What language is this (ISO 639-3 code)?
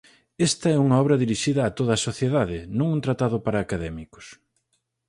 glg